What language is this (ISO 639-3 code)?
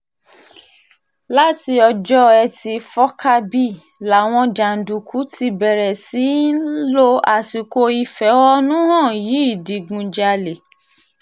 yor